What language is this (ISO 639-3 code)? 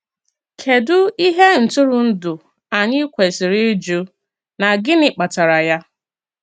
ibo